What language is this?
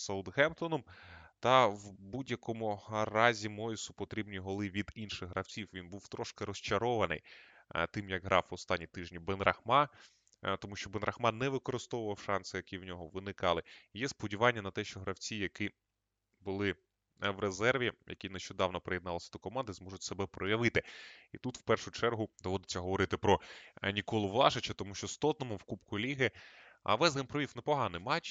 Ukrainian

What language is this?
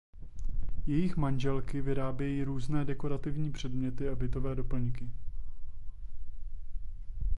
Czech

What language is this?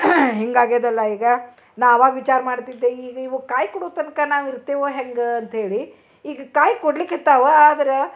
Kannada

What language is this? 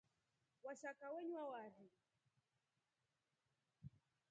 Rombo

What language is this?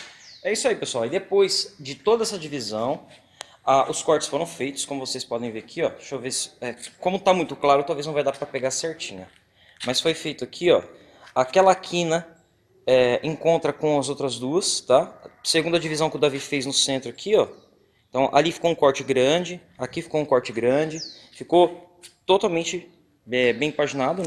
Portuguese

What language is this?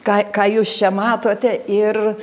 Lithuanian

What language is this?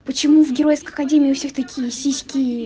Russian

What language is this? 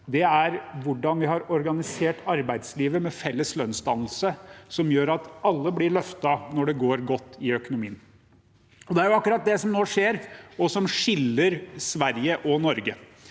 Norwegian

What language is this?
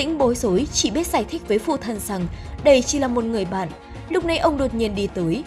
Vietnamese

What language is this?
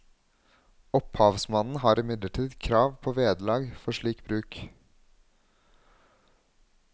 Norwegian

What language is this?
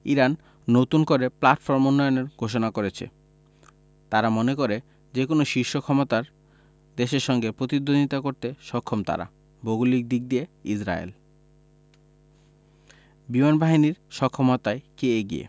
Bangla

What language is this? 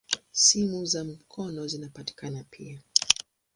Swahili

